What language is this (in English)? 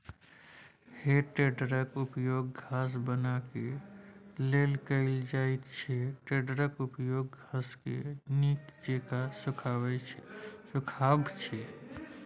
Maithili